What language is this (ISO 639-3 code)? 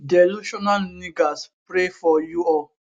pcm